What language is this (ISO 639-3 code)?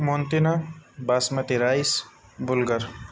urd